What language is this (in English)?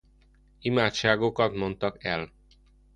Hungarian